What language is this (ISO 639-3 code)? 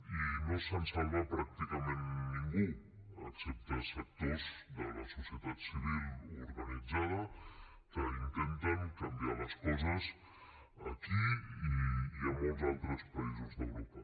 cat